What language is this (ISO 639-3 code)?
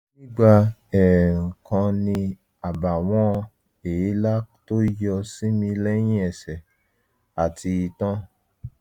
yor